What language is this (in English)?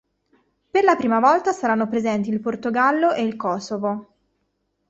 Italian